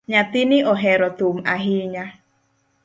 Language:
Luo (Kenya and Tanzania)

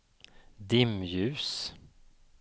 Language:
Swedish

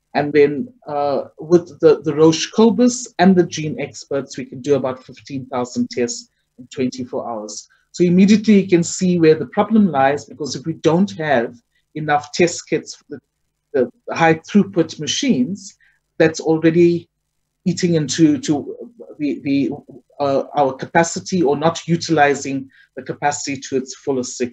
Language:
English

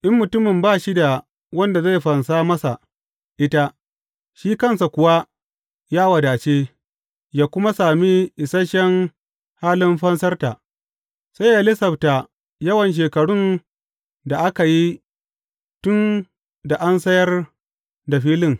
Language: Hausa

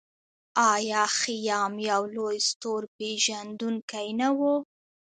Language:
Pashto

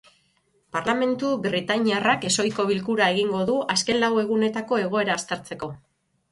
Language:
Basque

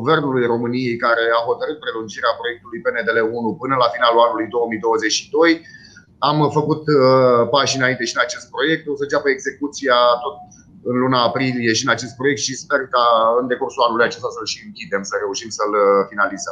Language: Romanian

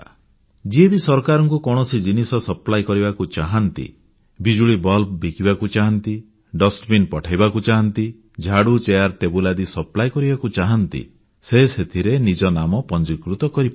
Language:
Odia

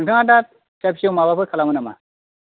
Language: Bodo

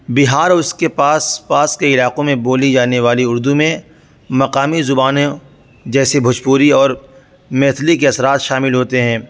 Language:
Urdu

